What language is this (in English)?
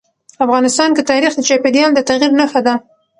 Pashto